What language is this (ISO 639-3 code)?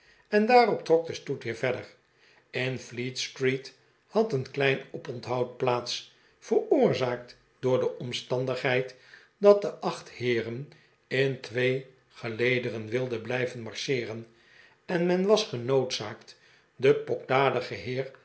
nld